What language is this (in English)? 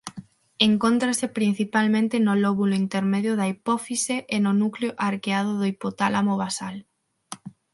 Galician